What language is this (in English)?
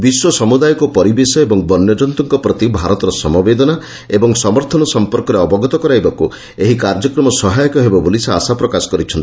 Odia